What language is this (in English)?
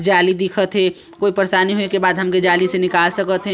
Chhattisgarhi